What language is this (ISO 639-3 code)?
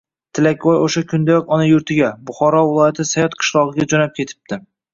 uzb